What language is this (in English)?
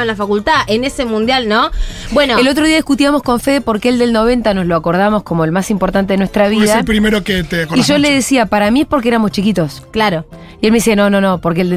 Spanish